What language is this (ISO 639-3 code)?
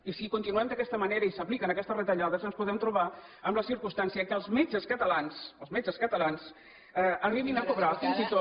cat